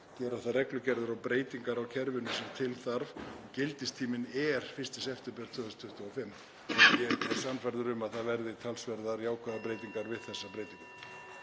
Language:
Icelandic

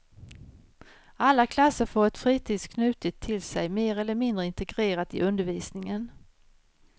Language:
Swedish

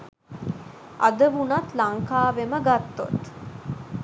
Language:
Sinhala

